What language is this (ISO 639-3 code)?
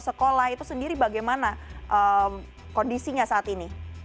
ind